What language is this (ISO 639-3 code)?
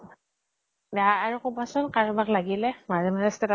asm